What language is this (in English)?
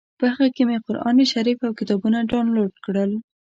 Pashto